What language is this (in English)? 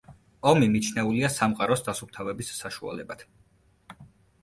Georgian